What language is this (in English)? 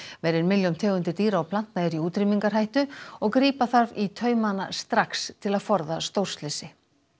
Icelandic